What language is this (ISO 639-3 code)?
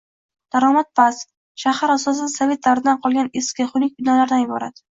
uzb